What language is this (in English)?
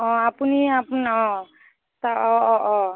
Assamese